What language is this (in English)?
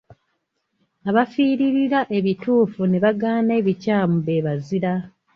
Ganda